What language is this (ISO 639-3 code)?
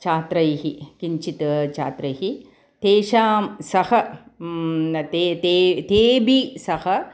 san